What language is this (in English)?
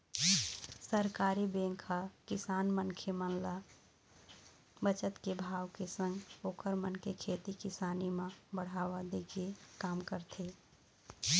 Chhattisgarhi